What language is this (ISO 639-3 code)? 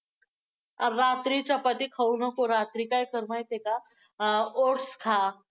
mar